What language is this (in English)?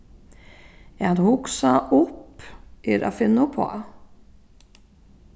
Faroese